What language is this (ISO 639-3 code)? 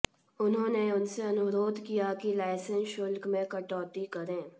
hin